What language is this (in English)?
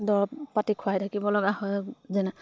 Assamese